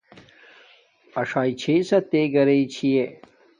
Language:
Domaaki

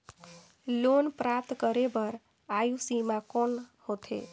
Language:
Chhattisgarhi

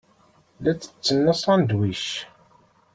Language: Kabyle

